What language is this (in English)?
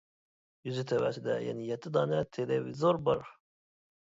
Uyghur